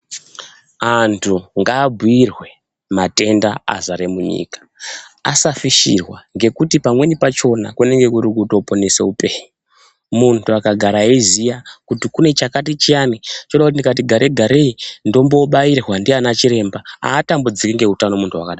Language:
Ndau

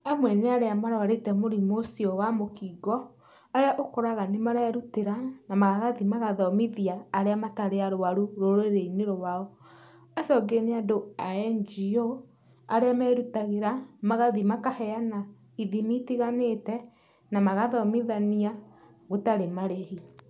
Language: Kikuyu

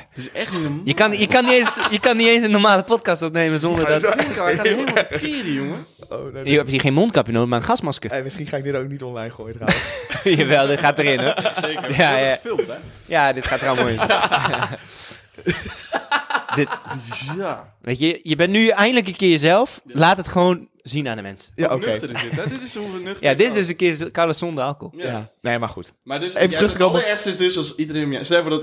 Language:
Dutch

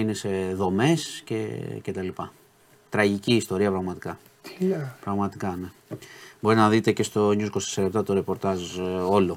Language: Greek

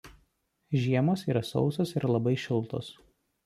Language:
Lithuanian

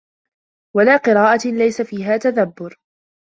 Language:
Arabic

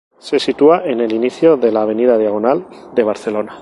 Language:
Spanish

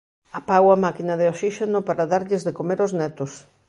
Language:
Galician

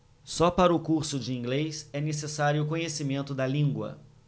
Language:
Portuguese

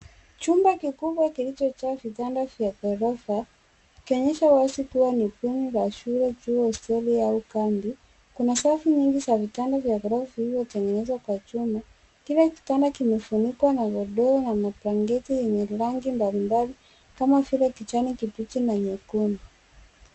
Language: Swahili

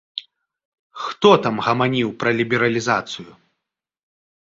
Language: Belarusian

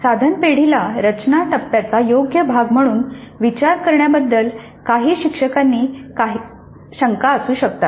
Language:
Marathi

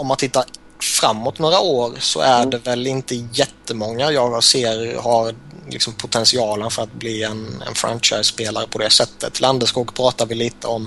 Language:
Swedish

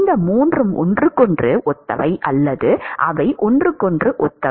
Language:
Tamil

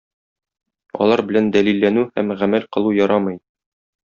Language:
Tatar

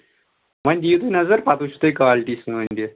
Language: Kashmiri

